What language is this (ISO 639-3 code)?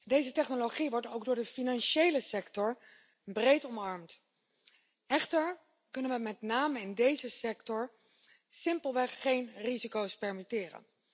nld